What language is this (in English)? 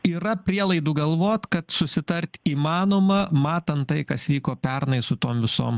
Lithuanian